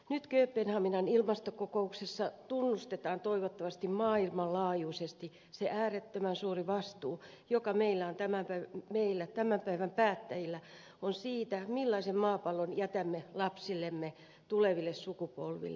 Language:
Finnish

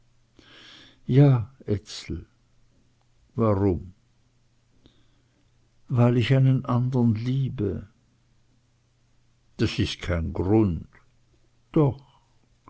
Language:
German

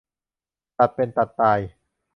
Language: Thai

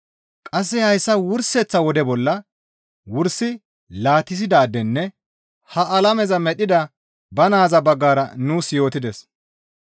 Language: Gamo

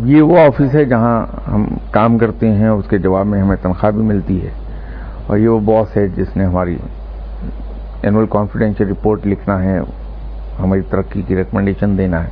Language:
Urdu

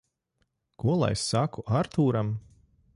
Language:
Latvian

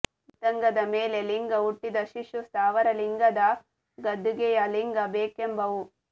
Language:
Kannada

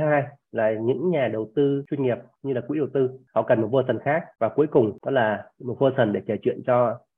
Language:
Vietnamese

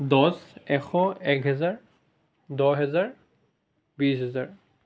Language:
Assamese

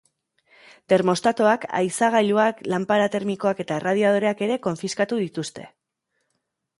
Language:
Basque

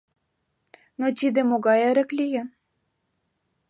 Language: Mari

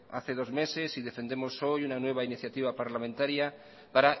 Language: Spanish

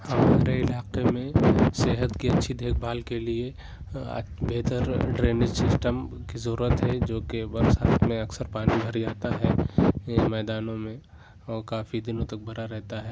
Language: Urdu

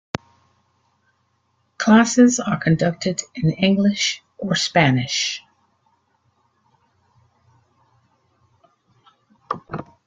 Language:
English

